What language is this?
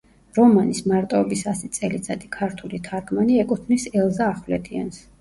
Georgian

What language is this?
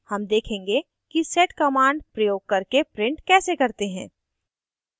Hindi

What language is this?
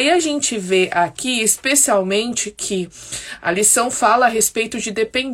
Portuguese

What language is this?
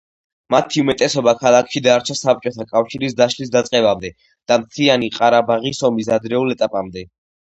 Georgian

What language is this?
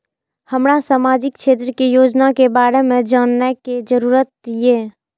Maithili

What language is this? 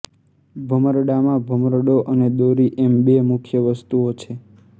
Gujarati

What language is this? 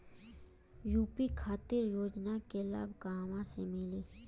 Bhojpuri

